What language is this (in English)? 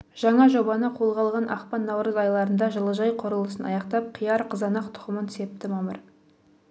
Kazakh